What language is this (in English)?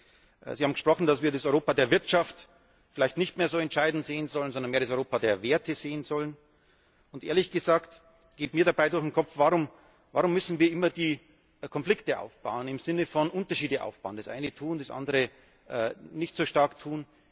German